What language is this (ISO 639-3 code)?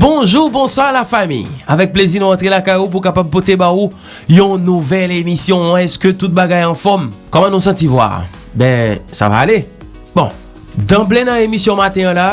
fra